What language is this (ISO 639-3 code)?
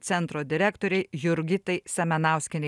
lit